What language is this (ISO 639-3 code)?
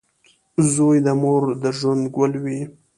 pus